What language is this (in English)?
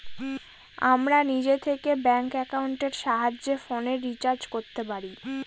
Bangla